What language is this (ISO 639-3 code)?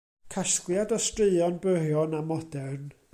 cym